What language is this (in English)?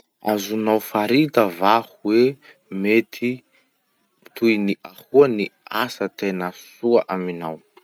Masikoro Malagasy